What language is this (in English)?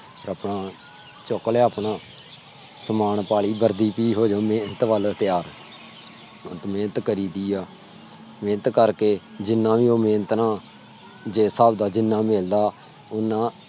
Punjabi